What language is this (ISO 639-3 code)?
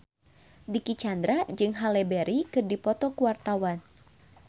sun